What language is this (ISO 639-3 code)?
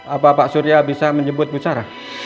ind